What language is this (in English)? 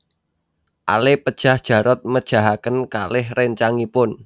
Javanese